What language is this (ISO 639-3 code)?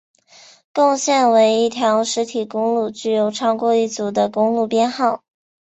zho